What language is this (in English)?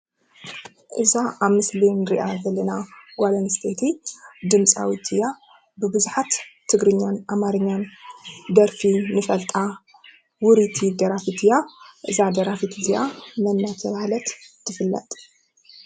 Tigrinya